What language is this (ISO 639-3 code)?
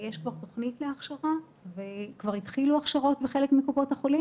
heb